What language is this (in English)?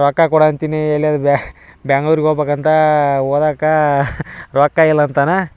Kannada